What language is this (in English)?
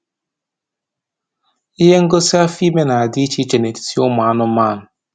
Igbo